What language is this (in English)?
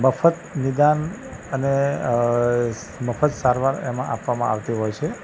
Gujarati